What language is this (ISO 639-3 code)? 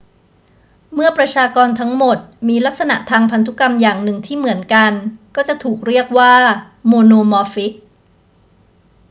tha